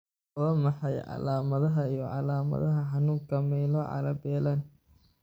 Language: Somali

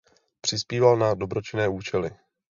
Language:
Czech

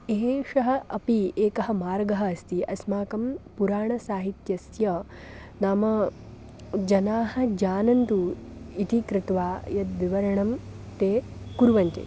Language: Sanskrit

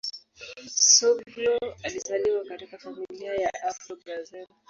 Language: Swahili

